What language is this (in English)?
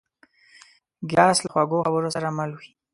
Pashto